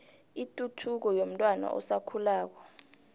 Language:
South Ndebele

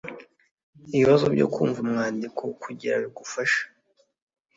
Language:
Kinyarwanda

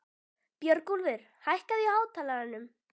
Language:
Icelandic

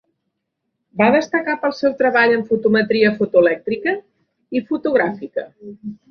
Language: Catalan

